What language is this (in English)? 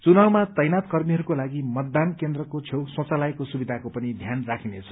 Nepali